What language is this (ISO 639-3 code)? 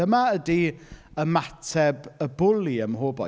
cym